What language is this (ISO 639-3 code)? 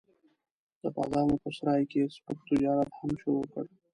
pus